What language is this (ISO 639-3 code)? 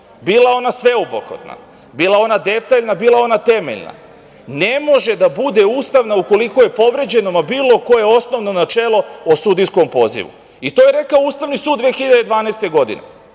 srp